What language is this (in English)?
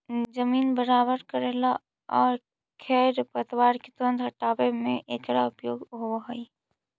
Magahi